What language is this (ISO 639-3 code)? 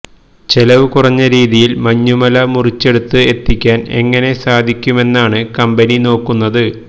mal